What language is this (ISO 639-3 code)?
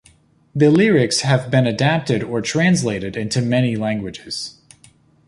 eng